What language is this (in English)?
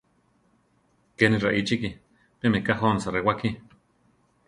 Central Tarahumara